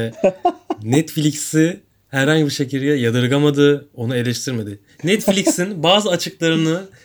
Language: Turkish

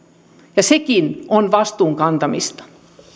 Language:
Finnish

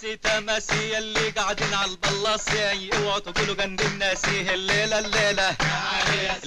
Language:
Arabic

